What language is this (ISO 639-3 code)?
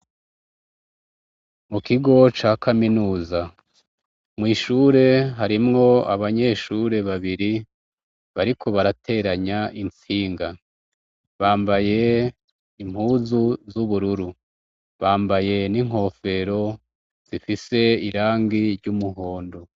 run